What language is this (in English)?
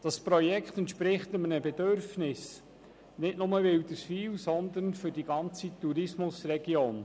Swiss German